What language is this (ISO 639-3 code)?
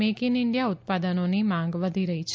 guj